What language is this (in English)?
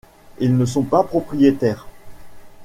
French